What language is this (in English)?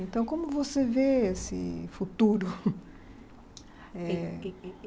Portuguese